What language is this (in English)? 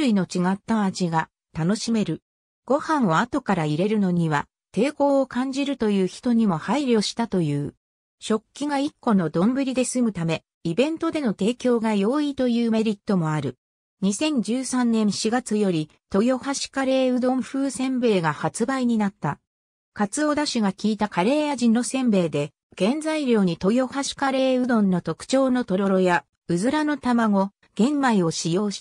Japanese